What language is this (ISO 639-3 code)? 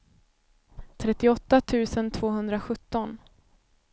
swe